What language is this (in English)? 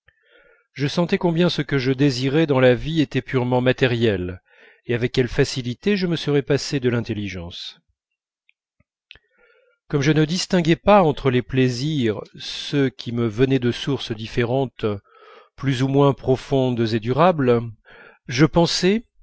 French